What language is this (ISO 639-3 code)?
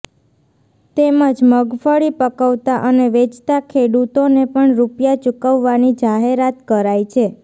guj